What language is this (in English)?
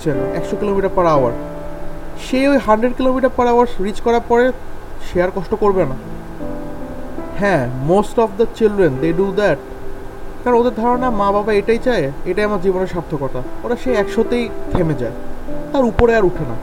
Bangla